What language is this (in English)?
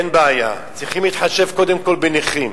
Hebrew